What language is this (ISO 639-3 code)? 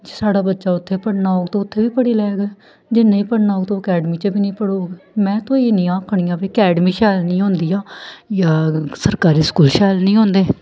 doi